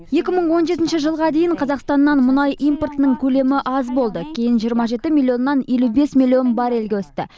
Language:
Kazakh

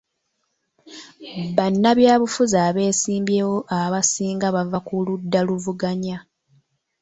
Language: Ganda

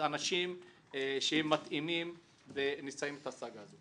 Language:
Hebrew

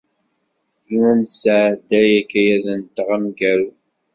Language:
Kabyle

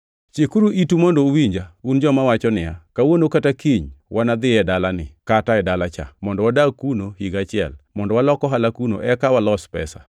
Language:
Luo (Kenya and Tanzania)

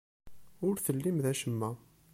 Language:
Kabyle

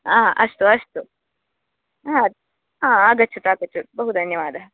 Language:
Sanskrit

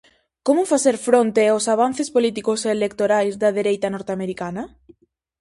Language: Galician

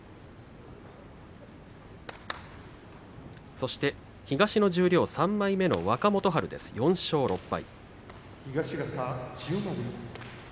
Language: Japanese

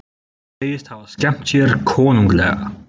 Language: Icelandic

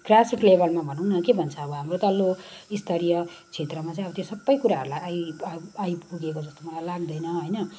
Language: Nepali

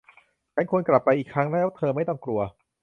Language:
Thai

